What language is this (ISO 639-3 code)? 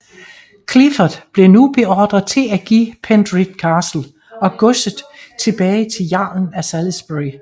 dan